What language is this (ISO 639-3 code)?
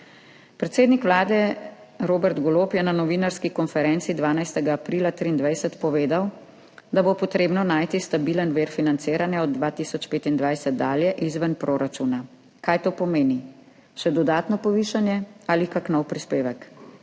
slv